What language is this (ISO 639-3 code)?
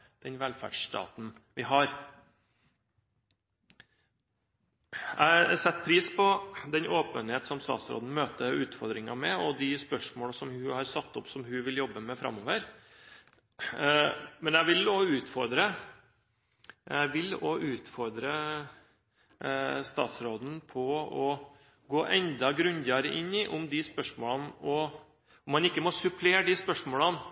nob